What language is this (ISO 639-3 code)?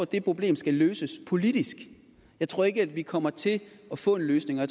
dan